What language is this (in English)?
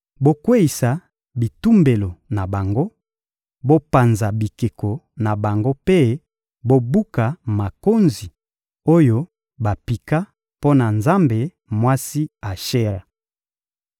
Lingala